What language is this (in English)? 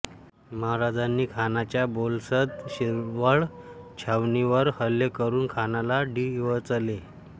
Marathi